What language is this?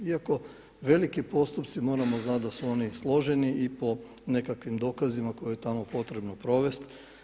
Croatian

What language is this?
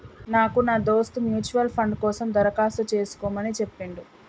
Telugu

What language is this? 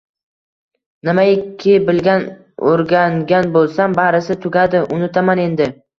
Uzbek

